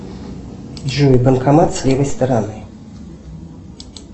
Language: Russian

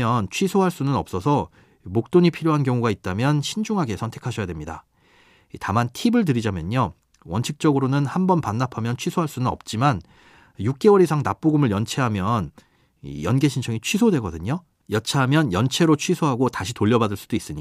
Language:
Korean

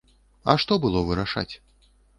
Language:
Belarusian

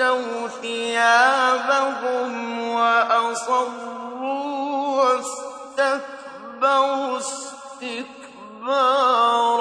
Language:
Arabic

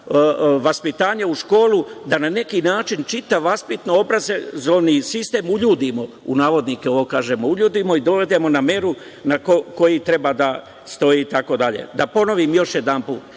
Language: Serbian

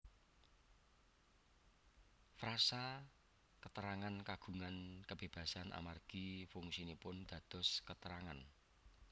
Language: Javanese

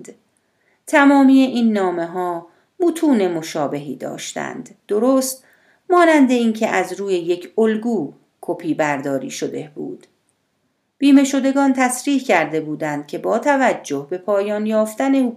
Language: Persian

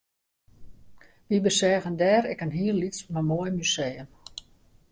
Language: Western Frisian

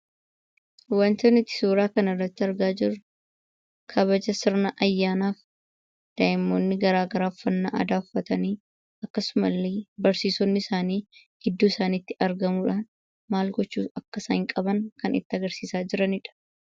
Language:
Oromo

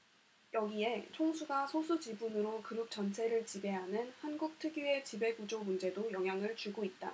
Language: Korean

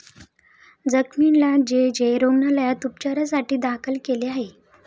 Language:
Marathi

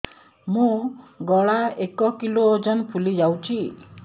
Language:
Odia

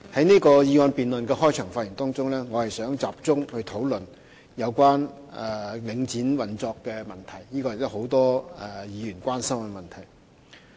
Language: Cantonese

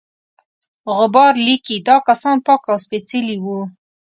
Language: Pashto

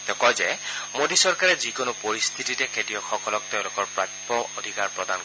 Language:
Assamese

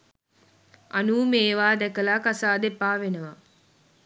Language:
Sinhala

